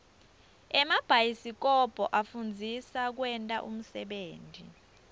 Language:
Swati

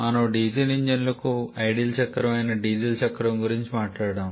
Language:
Telugu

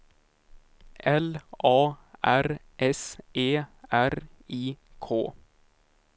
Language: Swedish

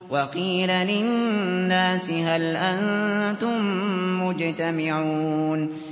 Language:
Arabic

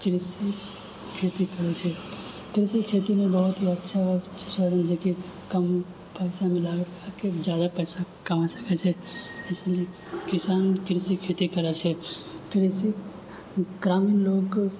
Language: Maithili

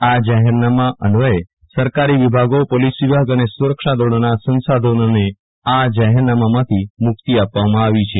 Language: Gujarati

